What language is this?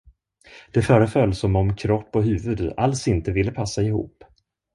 Swedish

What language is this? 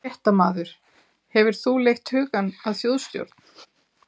Icelandic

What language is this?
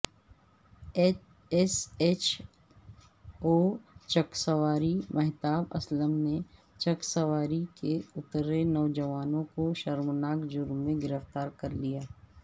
Urdu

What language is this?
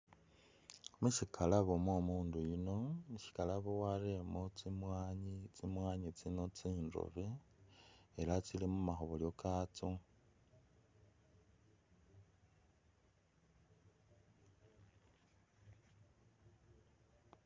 Masaaba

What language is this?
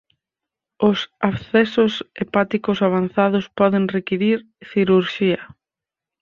Galician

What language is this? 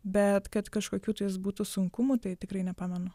Lithuanian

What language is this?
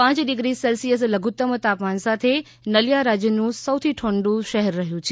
Gujarati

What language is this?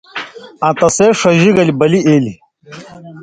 Indus Kohistani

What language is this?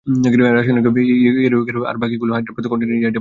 Bangla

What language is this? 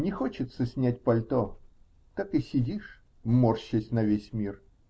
Russian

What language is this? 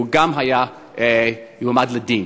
Hebrew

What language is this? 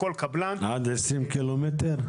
Hebrew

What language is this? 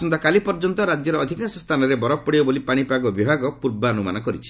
Odia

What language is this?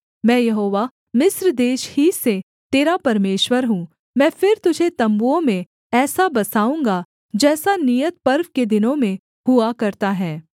Hindi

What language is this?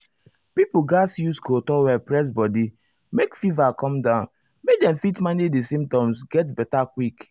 Nigerian Pidgin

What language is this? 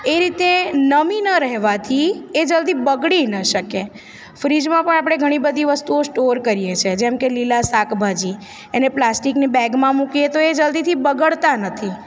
Gujarati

